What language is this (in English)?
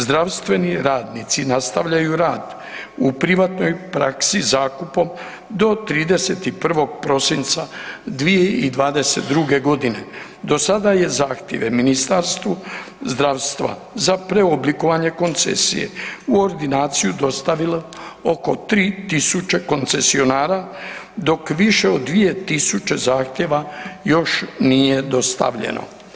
Croatian